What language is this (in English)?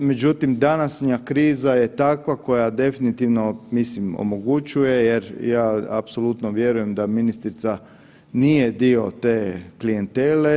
Croatian